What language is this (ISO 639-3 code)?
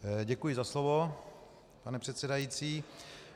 ces